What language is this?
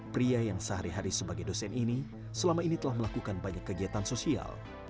Indonesian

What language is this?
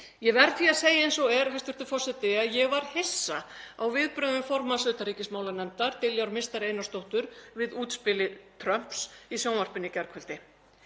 Icelandic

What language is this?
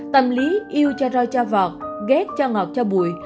Vietnamese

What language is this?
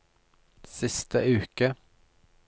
Norwegian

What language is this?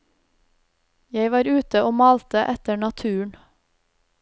Norwegian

